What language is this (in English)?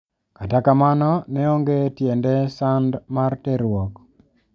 Luo (Kenya and Tanzania)